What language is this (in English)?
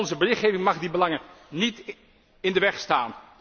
Dutch